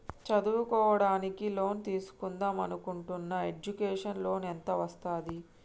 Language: Telugu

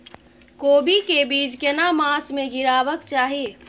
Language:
Maithili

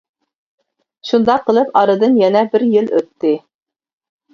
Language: Uyghur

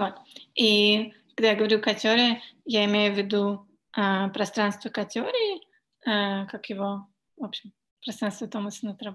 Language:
Russian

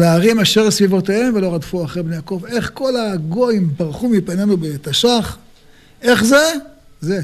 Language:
Hebrew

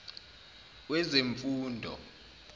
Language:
Zulu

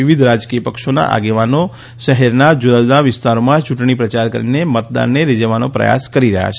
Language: Gujarati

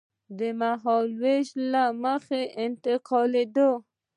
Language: Pashto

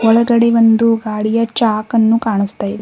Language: Kannada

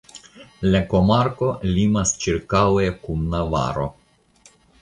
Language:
Esperanto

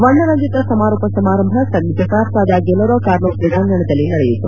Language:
Kannada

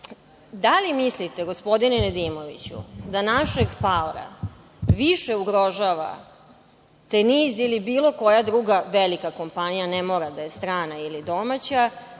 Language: Serbian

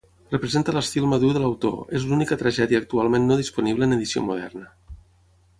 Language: Catalan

